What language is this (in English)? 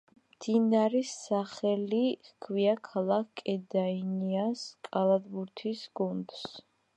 Georgian